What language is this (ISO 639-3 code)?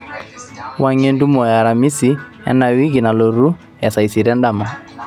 mas